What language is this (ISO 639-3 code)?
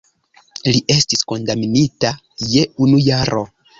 epo